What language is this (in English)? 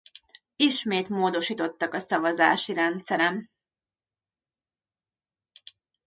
Hungarian